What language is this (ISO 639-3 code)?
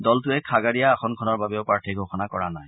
asm